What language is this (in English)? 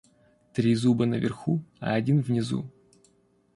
Russian